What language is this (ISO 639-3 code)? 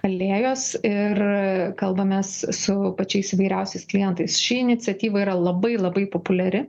lit